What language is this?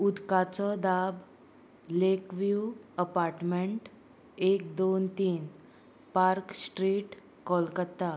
Konkani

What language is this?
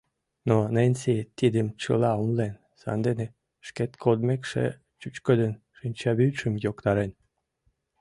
Mari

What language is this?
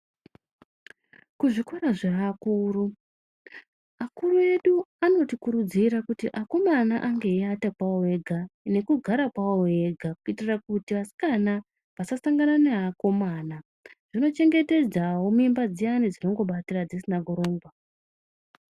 Ndau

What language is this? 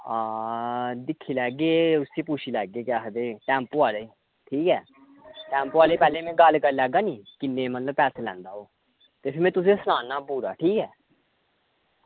Dogri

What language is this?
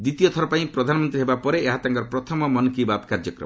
Odia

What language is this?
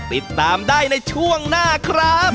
Thai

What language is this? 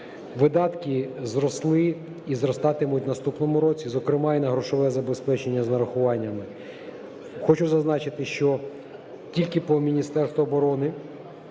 Ukrainian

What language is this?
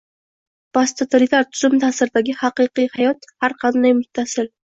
Uzbek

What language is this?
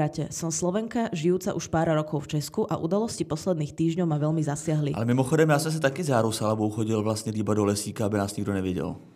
Czech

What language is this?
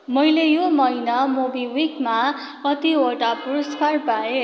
Nepali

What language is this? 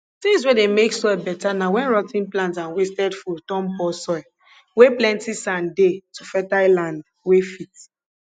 Nigerian Pidgin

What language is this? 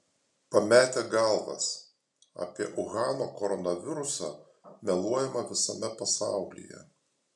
Lithuanian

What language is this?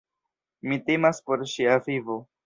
Esperanto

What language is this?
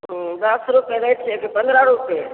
Maithili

